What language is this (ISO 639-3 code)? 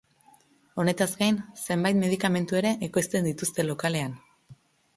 eus